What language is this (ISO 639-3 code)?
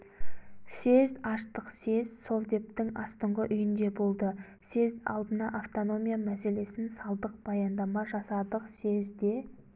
kaz